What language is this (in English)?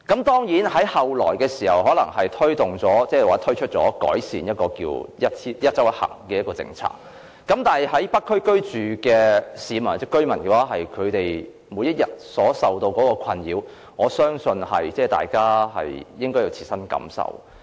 Cantonese